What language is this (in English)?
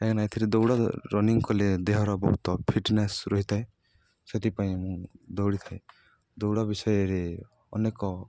Odia